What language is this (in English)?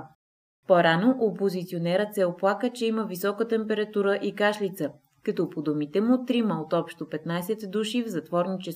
Bulgarian